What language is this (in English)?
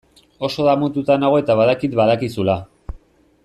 Basque